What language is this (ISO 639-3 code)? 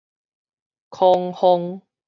nan